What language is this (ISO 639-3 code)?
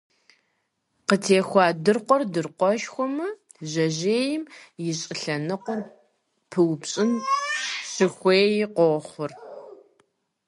kbd